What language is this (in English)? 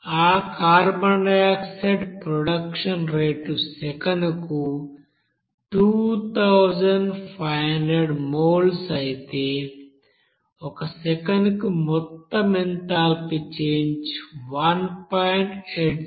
Telugu